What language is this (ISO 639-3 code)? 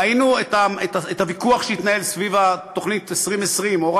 heb